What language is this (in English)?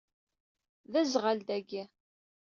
Kabyle